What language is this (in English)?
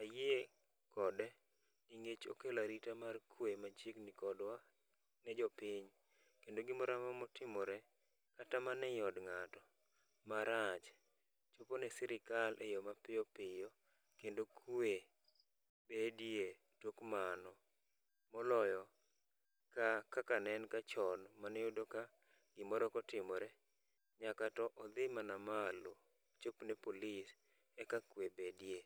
Luo (Kenya and Tanzania)